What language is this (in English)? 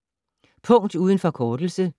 Danish